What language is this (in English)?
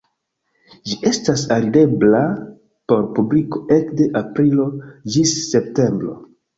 Esperanto